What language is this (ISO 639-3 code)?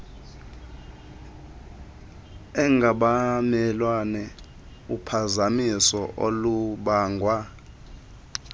xho